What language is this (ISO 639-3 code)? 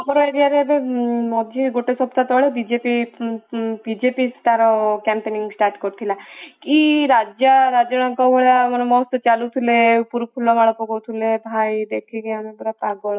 ori